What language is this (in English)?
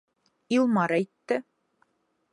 Bashkir